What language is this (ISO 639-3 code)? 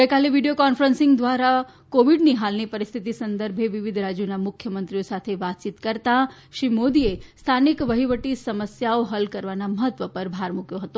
guj